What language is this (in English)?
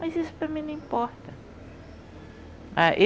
Portuguese